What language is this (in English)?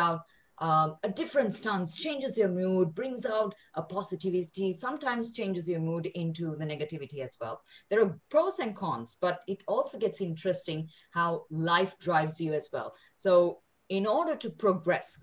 English